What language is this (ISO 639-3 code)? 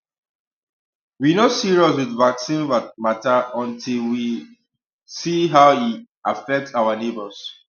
pcm